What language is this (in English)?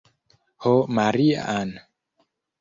Esperanto